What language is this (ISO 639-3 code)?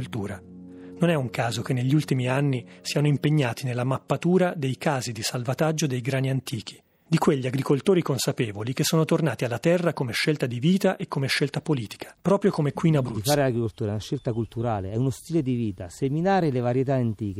ita